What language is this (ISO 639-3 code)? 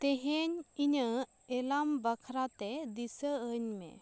sat